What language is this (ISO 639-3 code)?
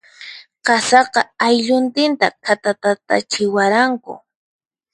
qxp